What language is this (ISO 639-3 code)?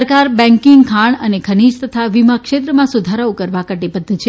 guj